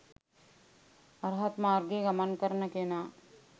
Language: Sinhala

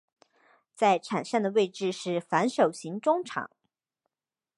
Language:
Chinese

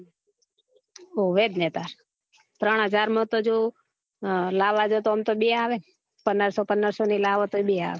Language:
Gujarati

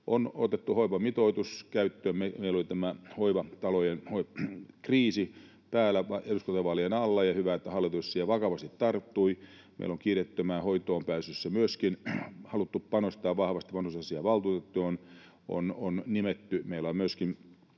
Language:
Finnish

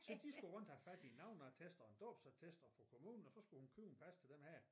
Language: Danish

